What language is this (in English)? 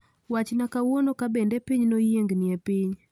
Luo (Kenya and Tanzania)